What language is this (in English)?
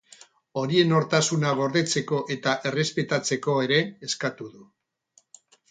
Basque